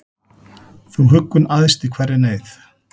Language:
Icelandic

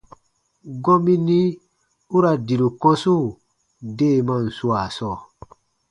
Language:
Baatonum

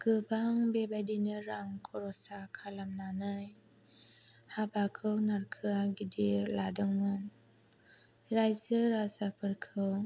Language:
Bodo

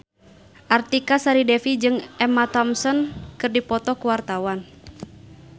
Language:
Sundanese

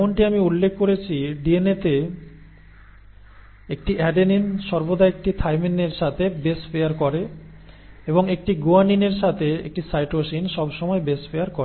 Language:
Bangla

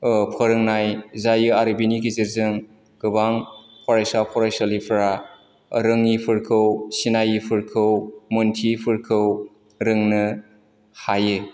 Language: Bodo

